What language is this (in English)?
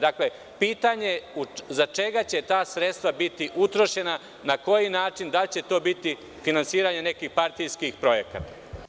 Serbian